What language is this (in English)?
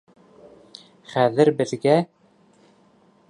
Bashkir